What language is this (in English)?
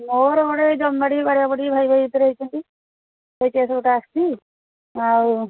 Odia